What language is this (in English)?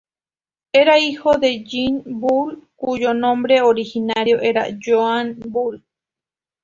Spanish